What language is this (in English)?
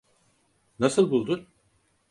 Turkish